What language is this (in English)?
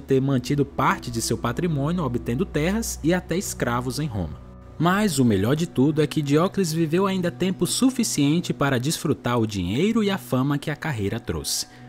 Portuguese